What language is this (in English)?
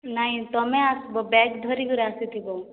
Odia